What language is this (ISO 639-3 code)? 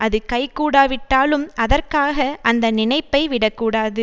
tam